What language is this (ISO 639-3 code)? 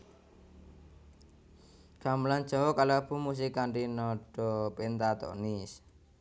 jav